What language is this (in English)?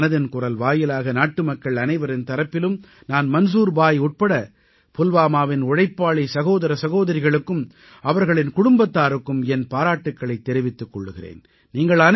Tamil